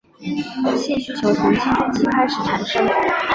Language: Chinese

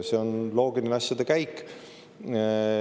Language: Estonian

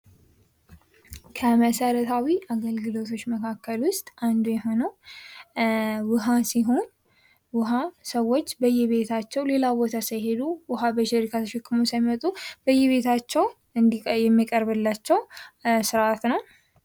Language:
Amharic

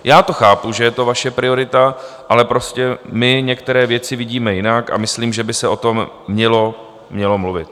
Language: Czech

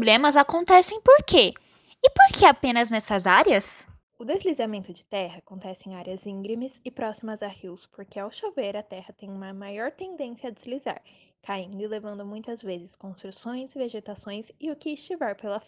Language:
Portuguese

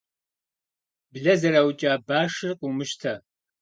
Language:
Kabardian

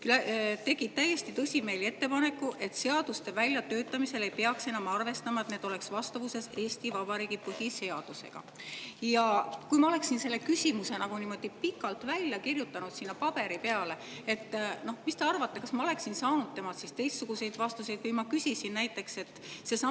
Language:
Estonian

